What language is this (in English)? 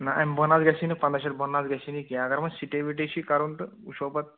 Kashmiri